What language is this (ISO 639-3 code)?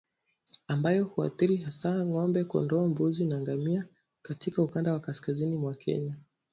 swa